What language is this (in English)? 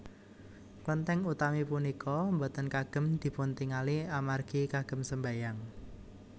Javanese